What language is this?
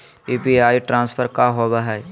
Magahi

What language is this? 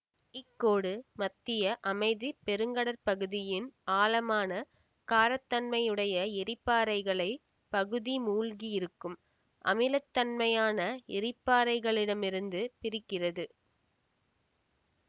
Tamil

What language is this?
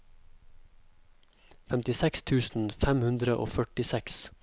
Norwegian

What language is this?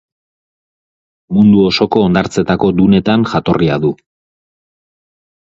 Basque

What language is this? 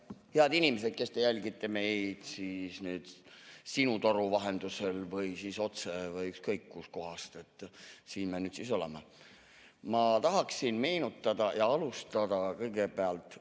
Estonian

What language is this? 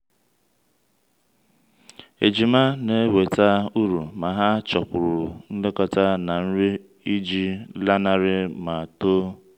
Igbo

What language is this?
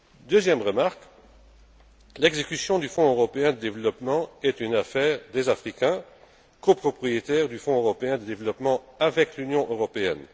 French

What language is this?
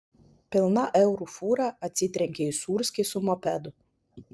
Lithuanian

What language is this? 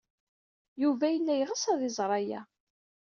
Kabyle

